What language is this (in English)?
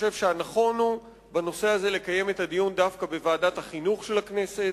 Hebrew